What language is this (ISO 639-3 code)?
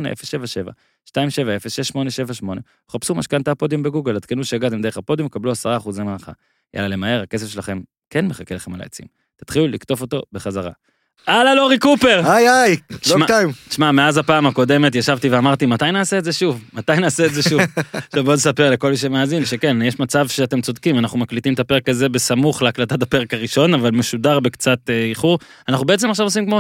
heb